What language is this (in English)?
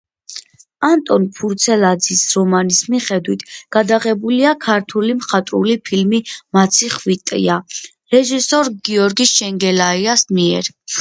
Georgian